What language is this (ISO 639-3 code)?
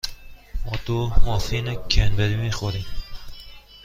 fas